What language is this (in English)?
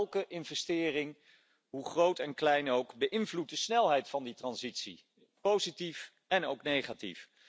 Dutch